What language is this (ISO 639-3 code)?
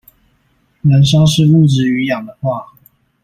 zho